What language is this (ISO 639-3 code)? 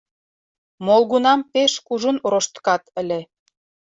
chm